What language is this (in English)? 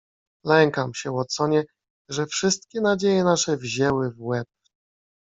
Polish